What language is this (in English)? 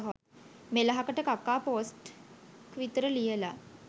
Sinhala